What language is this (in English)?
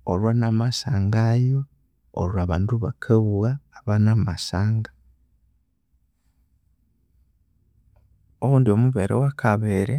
Konzo